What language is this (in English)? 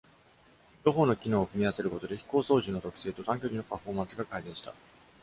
Japanese